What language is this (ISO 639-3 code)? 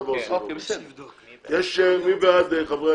heb